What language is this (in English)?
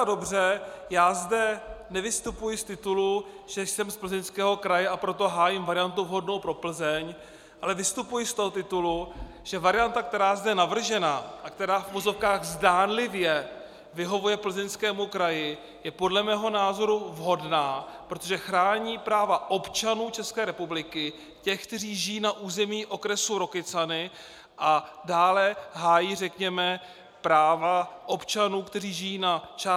Czech